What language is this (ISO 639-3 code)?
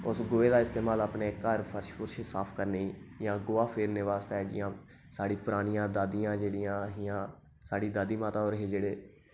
doi